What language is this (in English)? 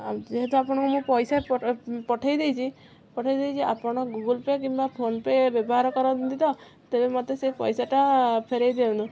Odia